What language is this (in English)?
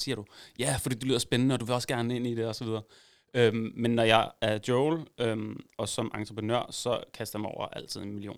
Danish